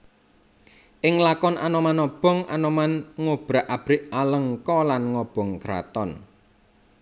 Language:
Javanese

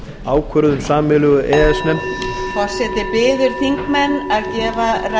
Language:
Icelandic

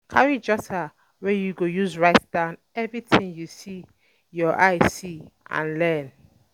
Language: Nigerian Pidgin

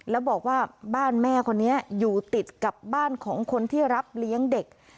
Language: Thai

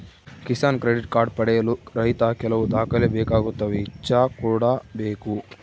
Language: Kannada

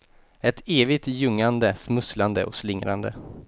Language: Swedish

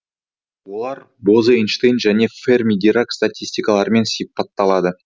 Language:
Kazakh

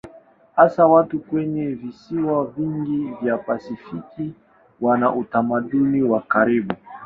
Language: Swahili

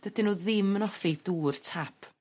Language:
Welsh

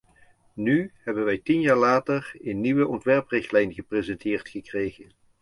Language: Dutch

